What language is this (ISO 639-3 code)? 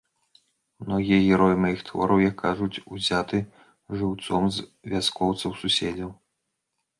bel